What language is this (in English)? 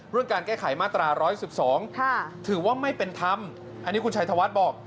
Thai